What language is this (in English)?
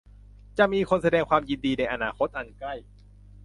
Thai